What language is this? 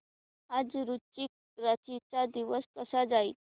Marathi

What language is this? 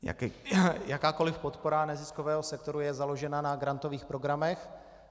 Czech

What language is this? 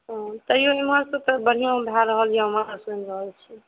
Maithili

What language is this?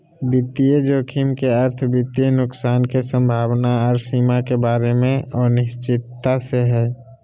Magahi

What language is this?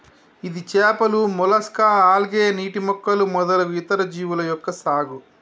Telugu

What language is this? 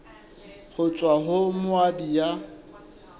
Southern Sotho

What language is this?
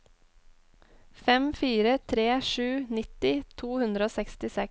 Norwegian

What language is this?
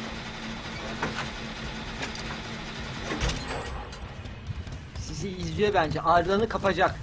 Turkish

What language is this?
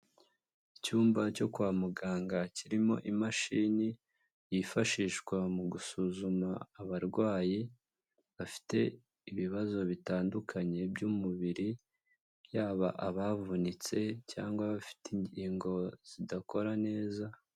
Kinyarwanda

